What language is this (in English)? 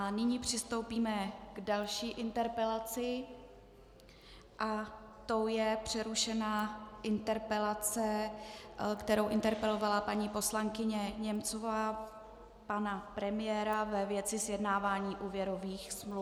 Czech